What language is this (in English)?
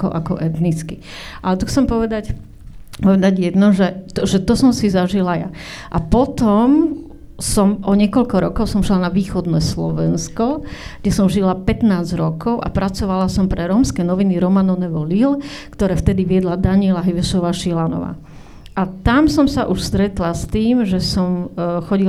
Slovak